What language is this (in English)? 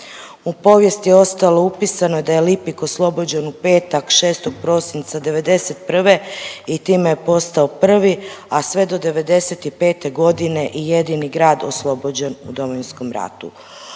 Croatian